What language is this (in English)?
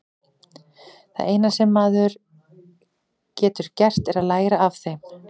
Icelandic